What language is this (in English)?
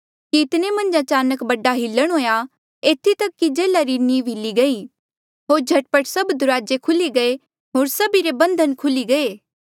Mandeali